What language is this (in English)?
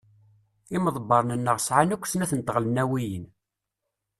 Kabyle